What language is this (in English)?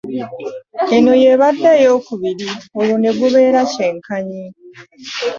Ganda